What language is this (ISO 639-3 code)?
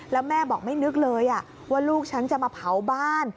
tha